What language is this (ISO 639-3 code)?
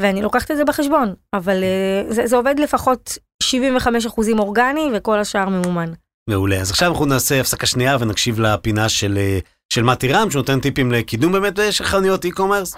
heb